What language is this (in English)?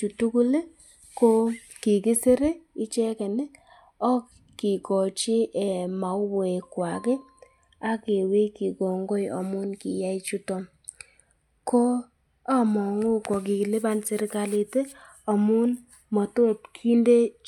Kalenjin